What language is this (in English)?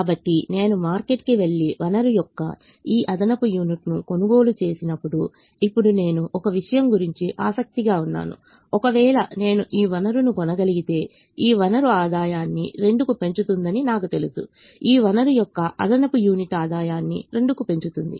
Telugu